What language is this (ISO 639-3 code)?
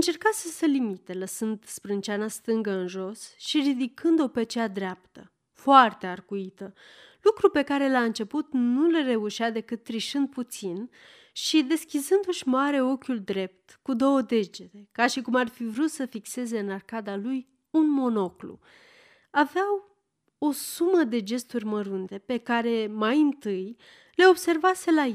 ron